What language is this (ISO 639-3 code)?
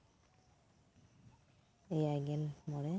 sat